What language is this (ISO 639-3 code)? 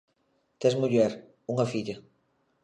glg